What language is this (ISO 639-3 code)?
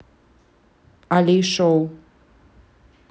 rus